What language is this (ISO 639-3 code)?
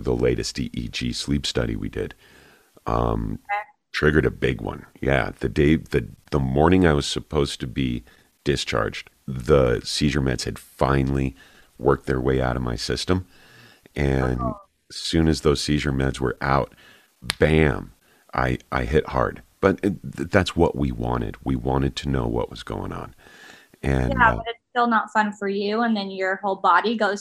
eng